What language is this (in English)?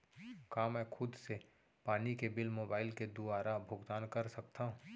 Chhattisgarhi